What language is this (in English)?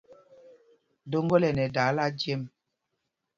Mpumpong